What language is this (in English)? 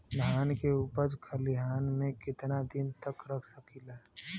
Bhojpuri